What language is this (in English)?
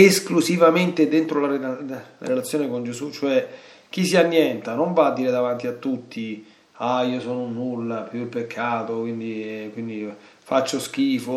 Italian